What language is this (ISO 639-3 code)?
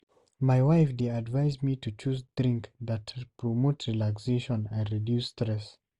pcm